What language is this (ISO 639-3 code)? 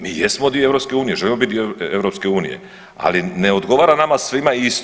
hrv